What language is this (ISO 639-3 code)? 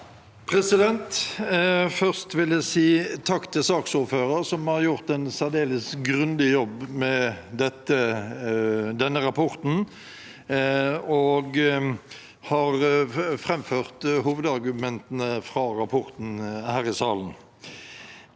nor